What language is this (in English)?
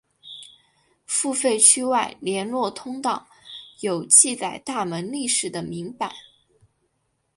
Chinese